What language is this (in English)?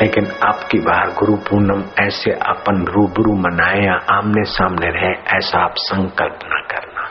Hindi